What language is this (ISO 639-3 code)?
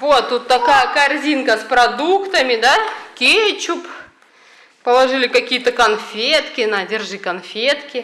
rus